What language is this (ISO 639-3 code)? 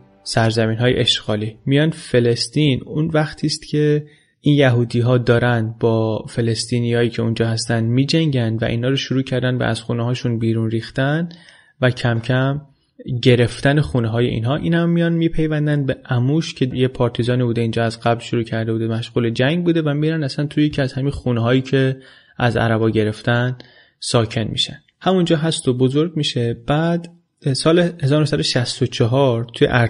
fas